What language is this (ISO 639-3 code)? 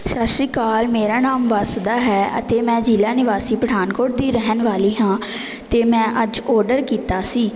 pan